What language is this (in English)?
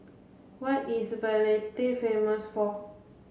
English